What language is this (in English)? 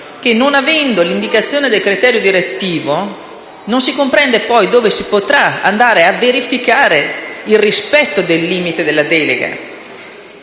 Italian